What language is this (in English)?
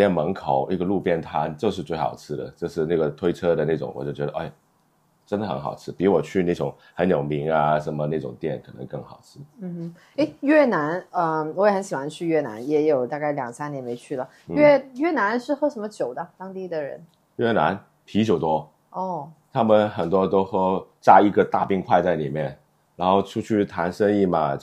Chinese